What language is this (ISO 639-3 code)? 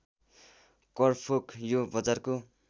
nep